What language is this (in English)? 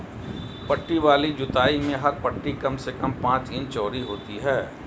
Hindi